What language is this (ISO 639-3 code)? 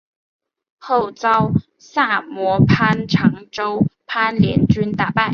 zho